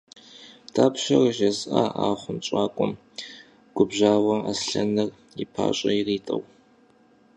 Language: Kabardian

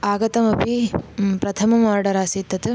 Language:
Sanskrit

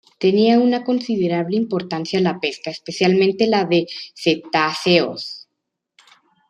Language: Spanish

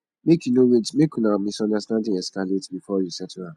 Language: Nigerian Pidgin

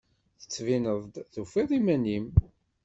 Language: Kabyle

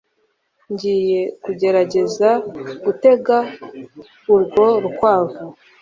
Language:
Kinyarwanda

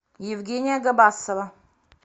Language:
Russian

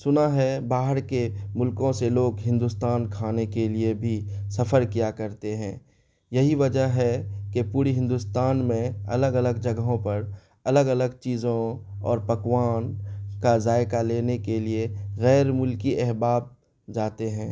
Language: Urdu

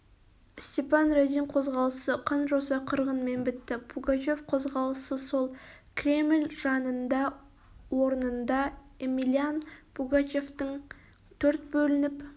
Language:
Kazakh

